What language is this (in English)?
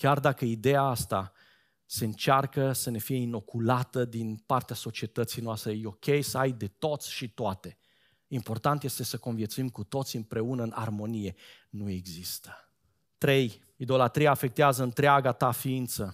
Romanian